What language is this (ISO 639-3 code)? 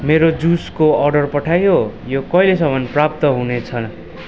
nep